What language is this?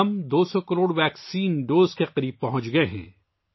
Urdu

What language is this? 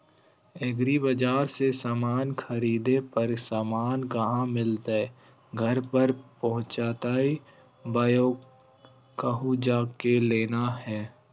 Magahi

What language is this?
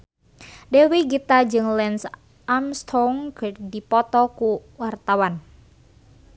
Sundanese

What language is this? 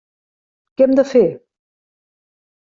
Catalan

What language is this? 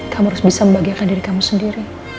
Indonesian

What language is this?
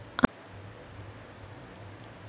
Telugu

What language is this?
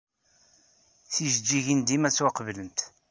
Kabyle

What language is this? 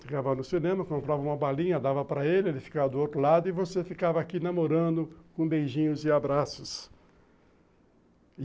Portuguese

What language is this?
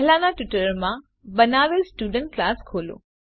Gujarati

